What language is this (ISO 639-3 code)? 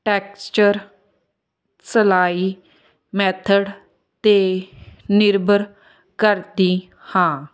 pan